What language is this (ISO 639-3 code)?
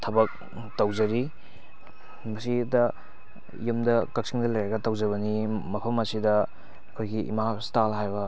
mni